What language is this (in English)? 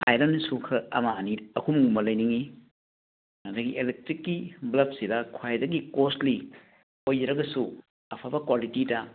Manipuri